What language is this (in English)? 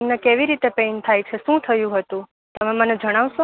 Gujarati